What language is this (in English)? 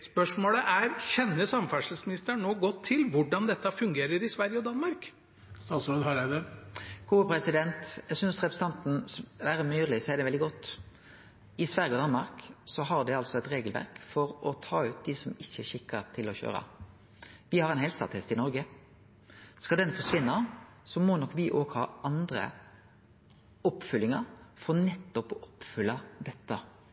Norwegian